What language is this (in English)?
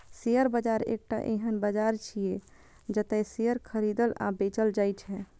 Maithili